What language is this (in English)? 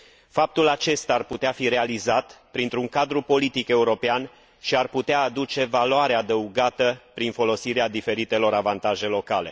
Romanian